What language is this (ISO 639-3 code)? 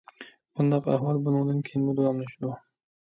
uig